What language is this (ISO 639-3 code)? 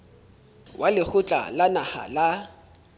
sot